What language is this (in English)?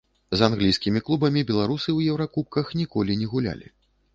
Belarusian